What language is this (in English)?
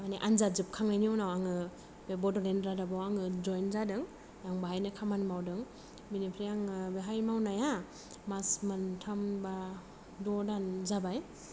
Bodo